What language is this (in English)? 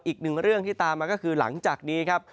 Thai